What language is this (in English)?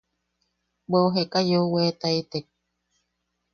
Yaqui